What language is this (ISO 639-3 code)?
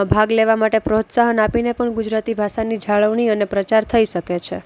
guj